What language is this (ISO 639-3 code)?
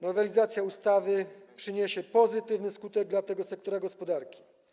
pol